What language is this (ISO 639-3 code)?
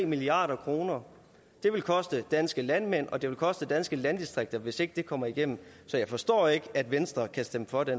dan